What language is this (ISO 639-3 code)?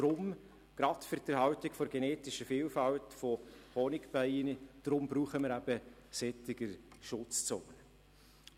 gsw